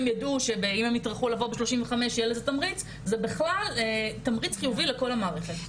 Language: Hebrew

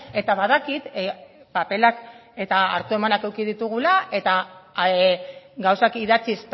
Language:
Basque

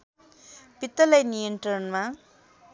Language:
Nepali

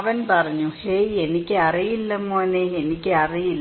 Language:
Malayalam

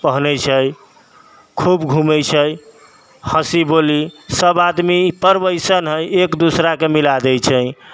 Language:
Maithili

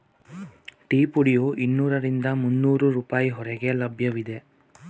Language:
Kannada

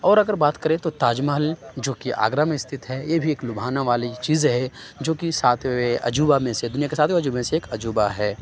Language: Urdu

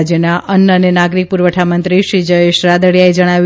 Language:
Gujarati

